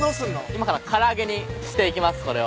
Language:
Japanese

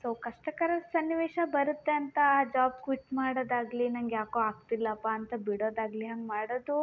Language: Kannada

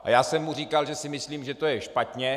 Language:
Czech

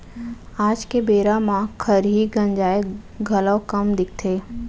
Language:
Chhattisgarhi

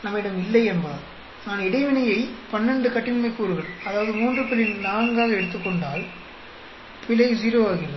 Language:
Tamil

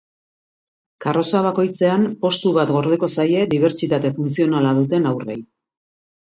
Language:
Basque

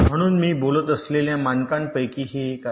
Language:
Marathi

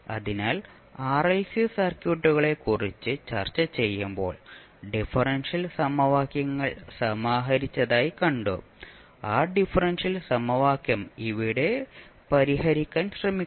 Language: Malayalam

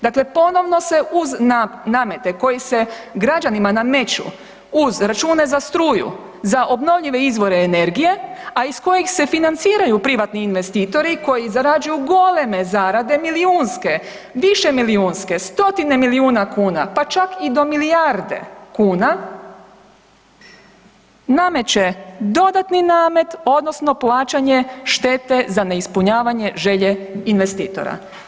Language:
Croatian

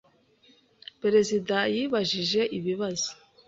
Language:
Kinyarwanda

